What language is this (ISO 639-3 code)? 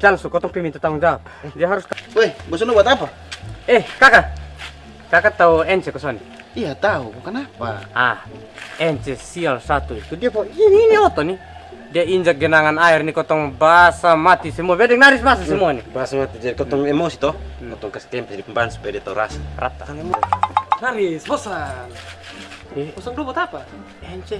ind